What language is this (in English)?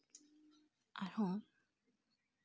Santali